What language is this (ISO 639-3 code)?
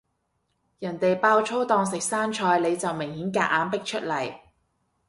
yue